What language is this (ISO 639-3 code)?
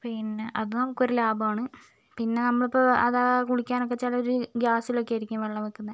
mal